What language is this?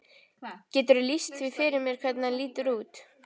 Icelandic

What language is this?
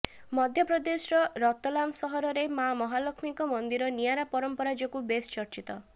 Odia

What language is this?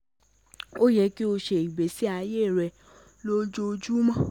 Yoruba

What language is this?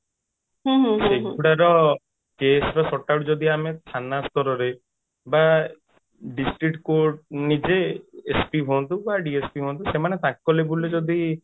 Odia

